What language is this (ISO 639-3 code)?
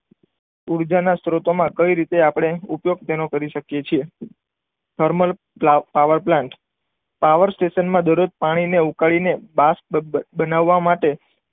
guj